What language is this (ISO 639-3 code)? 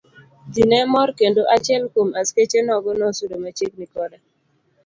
luo